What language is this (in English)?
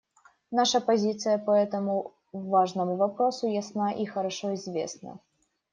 Russian